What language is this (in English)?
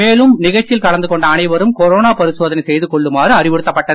Tamil